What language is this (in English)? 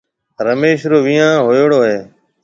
Marwari (Pakistan)